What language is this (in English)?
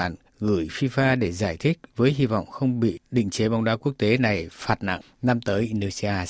Vietnamese